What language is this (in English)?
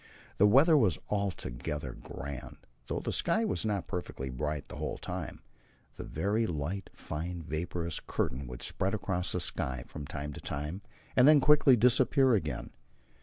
English